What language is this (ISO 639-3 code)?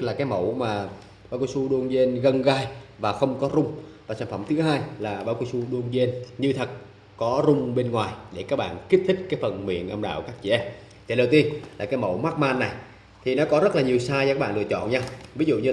vie